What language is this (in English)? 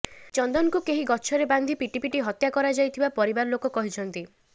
Odia